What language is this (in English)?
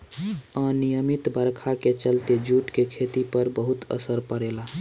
Bhojpuri